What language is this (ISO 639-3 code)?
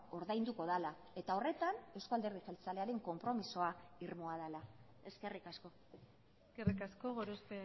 eus